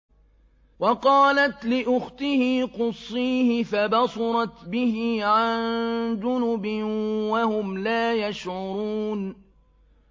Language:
Arabic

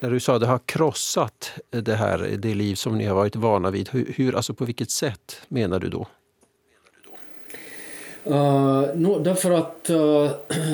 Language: Swedish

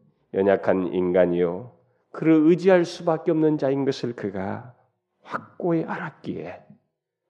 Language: Korean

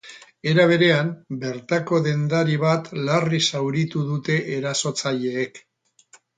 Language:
Basque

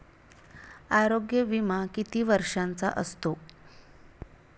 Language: Marathi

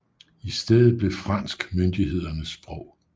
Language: Danish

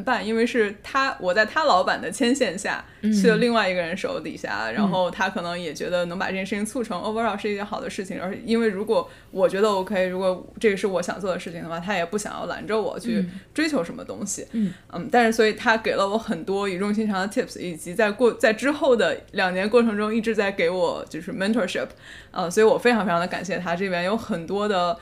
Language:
Chinese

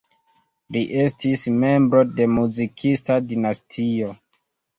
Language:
Esperanto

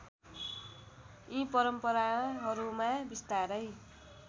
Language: Nepali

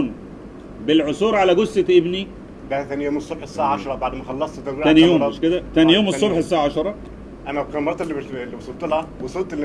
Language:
Arabic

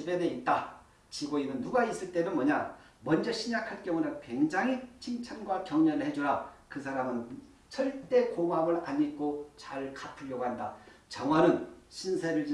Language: Korean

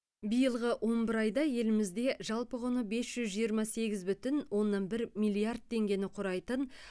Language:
Kazakh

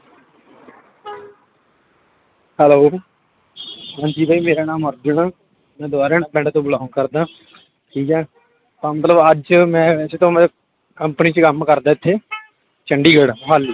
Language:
Punjabi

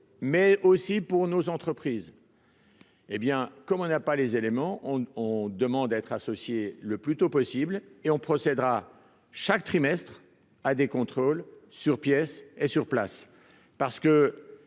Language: French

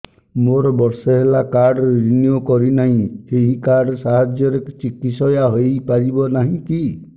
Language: Odia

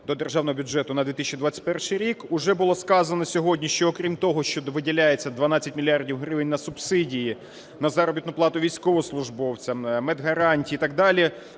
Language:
Ukrainian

